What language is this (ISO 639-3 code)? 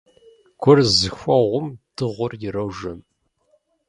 kbd